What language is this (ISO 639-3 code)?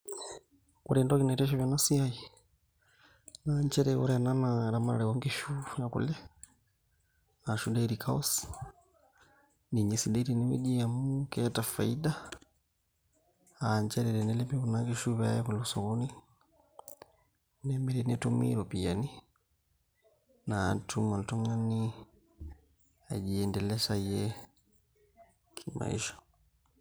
mas